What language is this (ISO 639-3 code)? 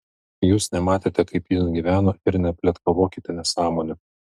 lit